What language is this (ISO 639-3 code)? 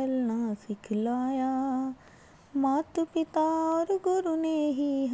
hin